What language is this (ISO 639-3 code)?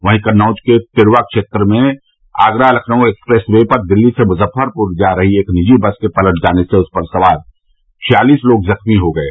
hin